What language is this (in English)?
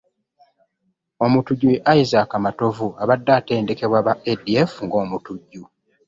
Ganda